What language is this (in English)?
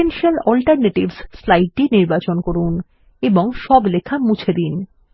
Bangla